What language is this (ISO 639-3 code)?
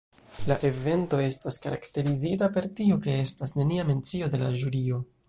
epo